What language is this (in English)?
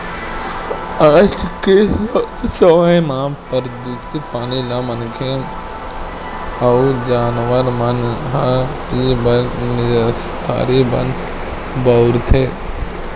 Chhattisgarhi